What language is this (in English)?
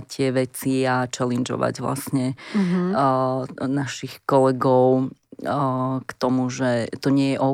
Slovak